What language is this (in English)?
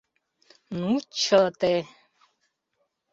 Mari